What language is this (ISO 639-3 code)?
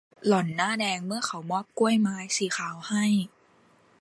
tha